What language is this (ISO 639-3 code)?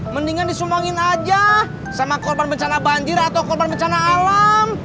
ind